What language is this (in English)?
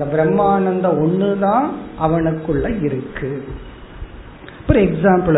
Tamil